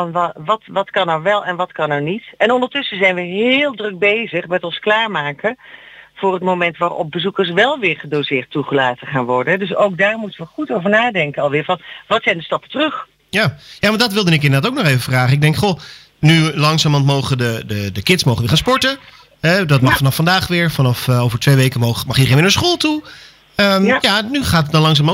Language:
Dutch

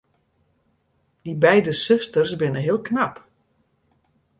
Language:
Western Frisian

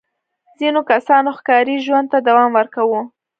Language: Pashto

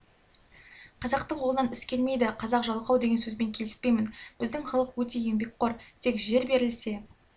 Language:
Kazakh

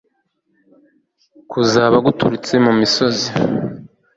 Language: Kinyarwanda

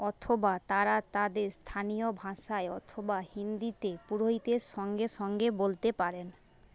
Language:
Bangla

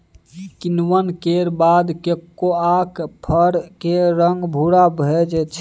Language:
Maithili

